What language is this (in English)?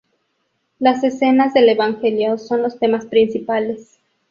Spanish